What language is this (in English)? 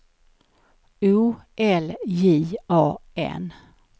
Swedish